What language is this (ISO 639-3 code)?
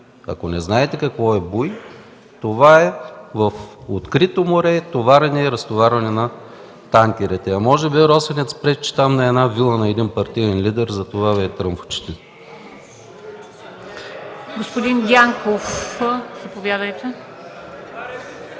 bul